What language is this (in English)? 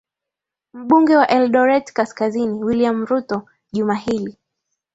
Swahili